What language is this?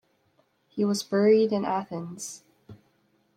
English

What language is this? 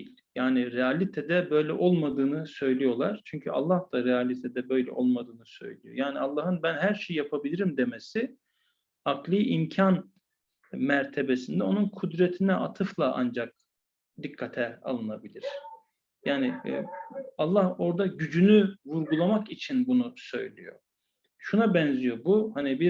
Turkish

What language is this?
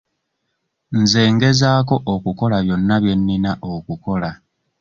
Ganda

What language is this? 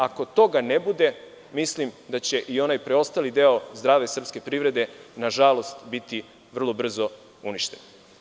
Serbian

